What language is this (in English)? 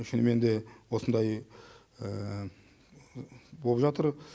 Kazakh